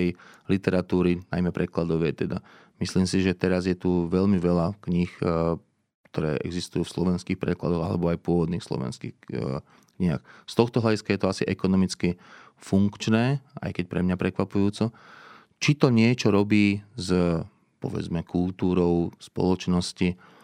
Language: Slovak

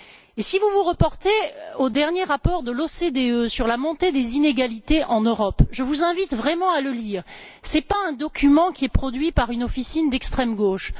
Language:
French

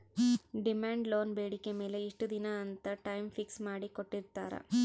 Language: Kannada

